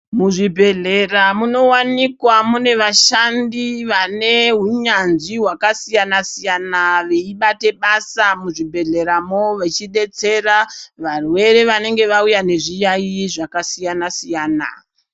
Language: Ndau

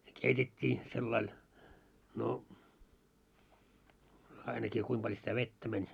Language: Finnish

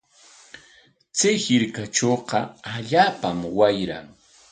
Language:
Corongo Ancash Quechua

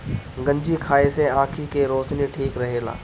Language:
Bhojpuri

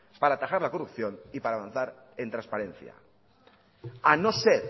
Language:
Spanish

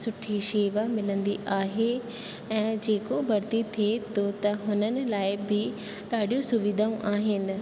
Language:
Sindhi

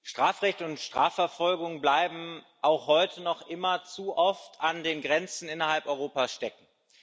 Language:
German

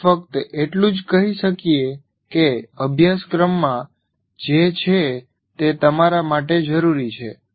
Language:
Gujarati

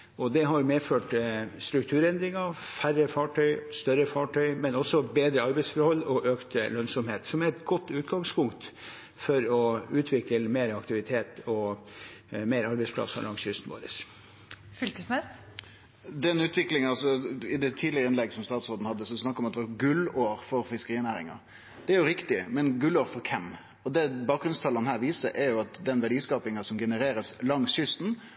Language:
Norwegian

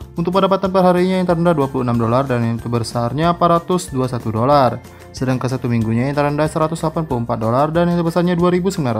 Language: Indonesian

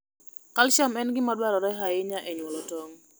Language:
Luo (Kenya and Tanzania)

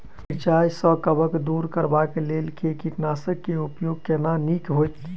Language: Maithili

